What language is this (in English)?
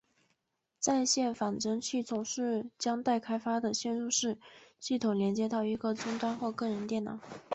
Chinese